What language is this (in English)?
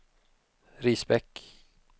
Swedish